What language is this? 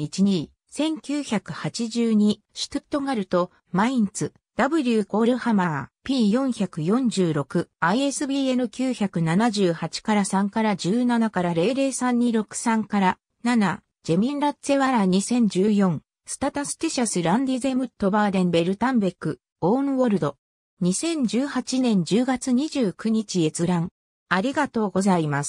Japanese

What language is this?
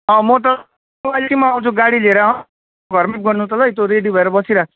Nepali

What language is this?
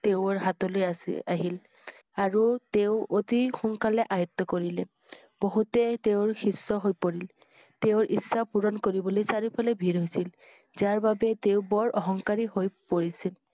Assamese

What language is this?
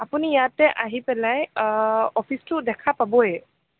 Assamese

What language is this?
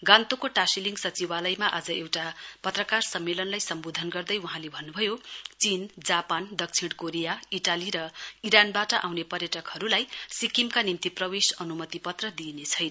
Nepali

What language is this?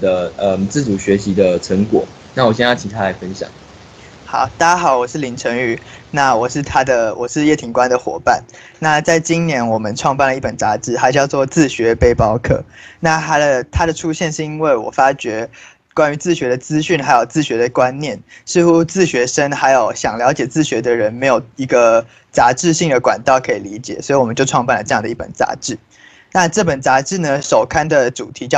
Chinese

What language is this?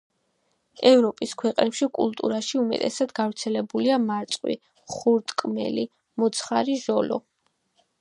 Georgian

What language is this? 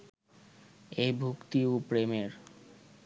Bangla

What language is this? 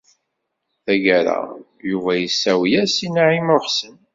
Kabyle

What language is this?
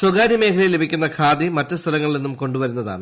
Malayalam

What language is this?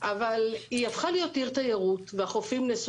Hebrew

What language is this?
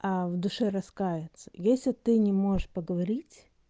Russian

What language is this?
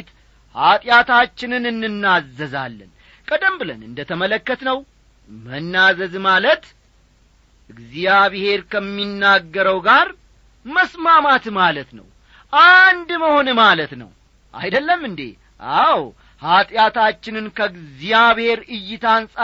Amharic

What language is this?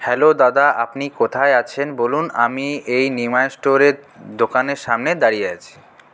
Bangla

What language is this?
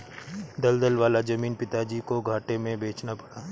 Hindi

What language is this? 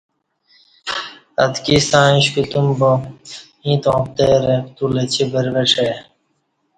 Kati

